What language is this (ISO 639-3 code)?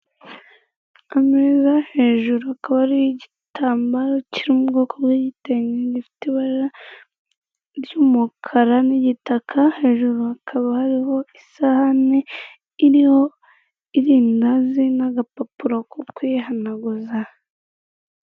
kin